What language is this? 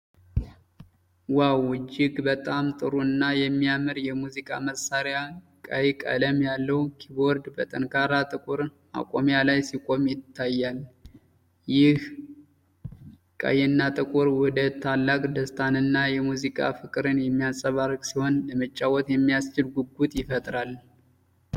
Amharic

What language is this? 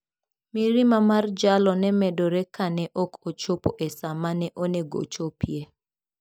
Luo (Kenya and Tanzania)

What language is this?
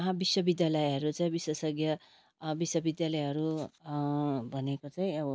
Nepali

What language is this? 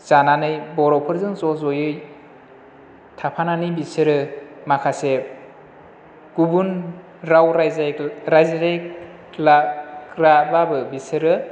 Bodo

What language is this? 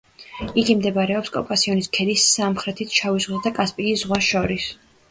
Georgian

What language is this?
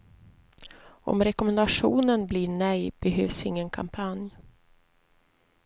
Swedish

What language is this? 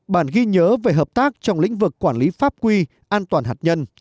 Vietnamese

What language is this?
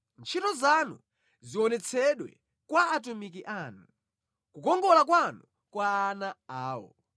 Nyanja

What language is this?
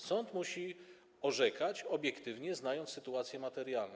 Polish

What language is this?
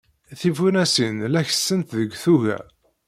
Kabyle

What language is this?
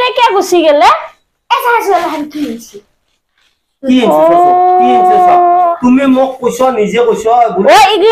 Indonesian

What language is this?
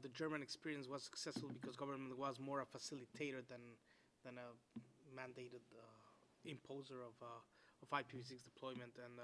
English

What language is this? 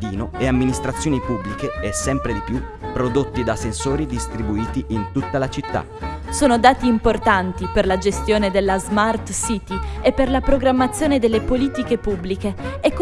Italian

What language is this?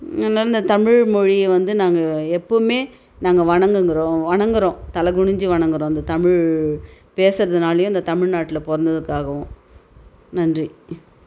Tamil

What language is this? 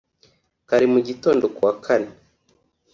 Kinyarwanda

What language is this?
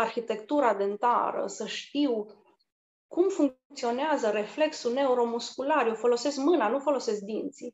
Romanian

